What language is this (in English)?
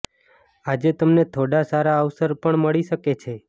Gujarati